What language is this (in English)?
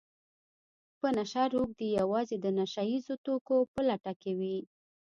Pashto